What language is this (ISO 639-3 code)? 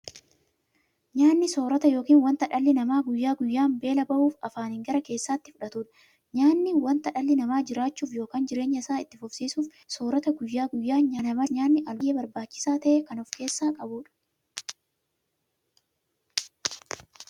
orm